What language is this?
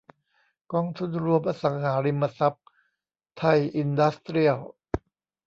Thai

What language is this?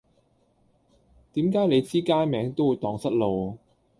Cantonese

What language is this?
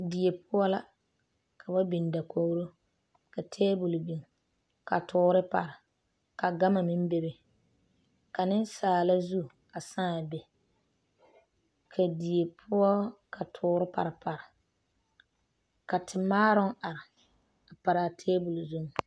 Southern Dagaare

